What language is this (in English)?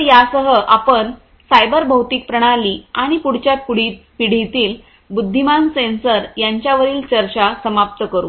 Marathi